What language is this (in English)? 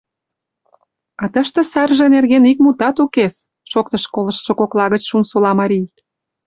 Mari